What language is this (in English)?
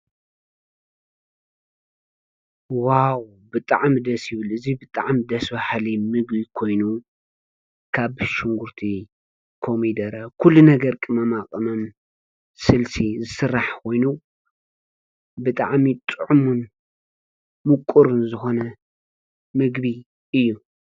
Tigrinya